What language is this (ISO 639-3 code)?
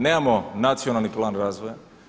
hrv